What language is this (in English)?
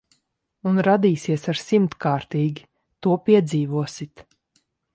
Latvian